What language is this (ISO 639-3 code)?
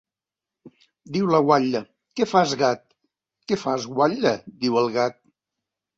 cat